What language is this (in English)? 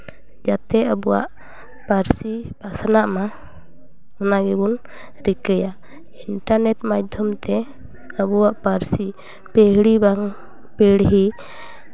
Santali